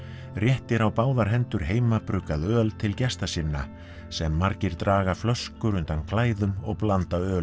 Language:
Icelandic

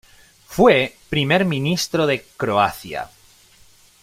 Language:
Spanish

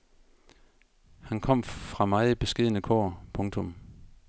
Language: Danish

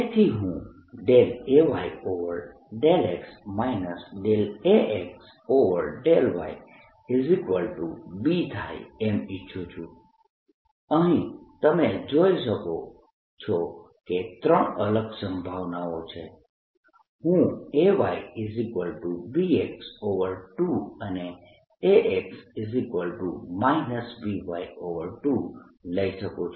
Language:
Gujarati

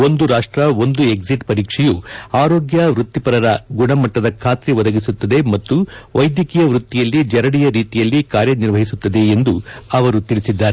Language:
Kannada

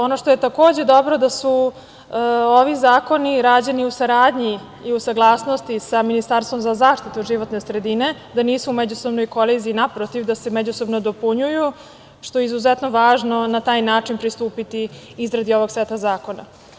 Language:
Serbian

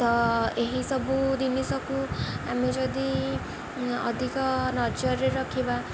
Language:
Odia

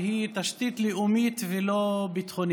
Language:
Hebrew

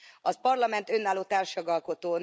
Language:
Hungarian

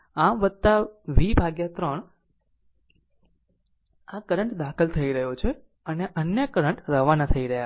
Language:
Gujarati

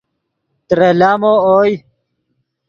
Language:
Yidgha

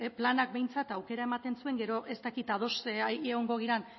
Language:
Basque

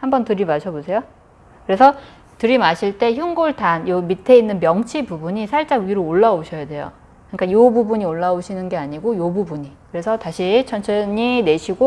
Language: Korean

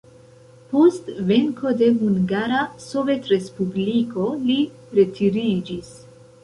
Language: Esperanto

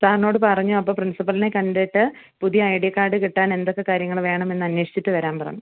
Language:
Malayalam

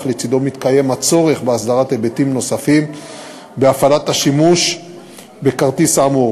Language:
Hebrew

